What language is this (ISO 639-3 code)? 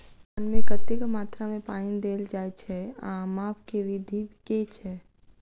mai